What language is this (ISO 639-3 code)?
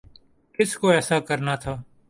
urd